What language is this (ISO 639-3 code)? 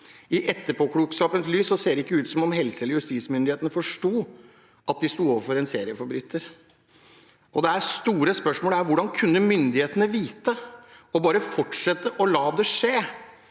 nor